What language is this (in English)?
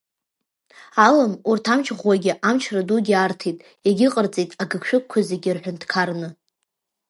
Abkhazian